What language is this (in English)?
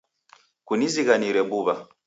Taita